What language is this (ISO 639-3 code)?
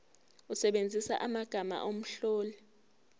zul